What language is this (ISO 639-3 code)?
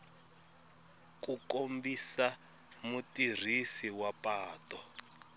tso